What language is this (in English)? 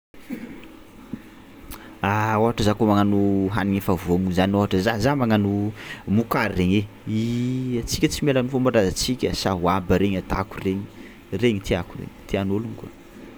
Tsimihety Malagasy